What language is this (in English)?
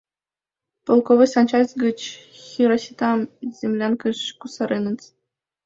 Mari